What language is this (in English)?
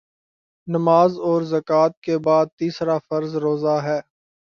Urdu